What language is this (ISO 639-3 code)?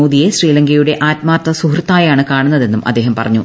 mal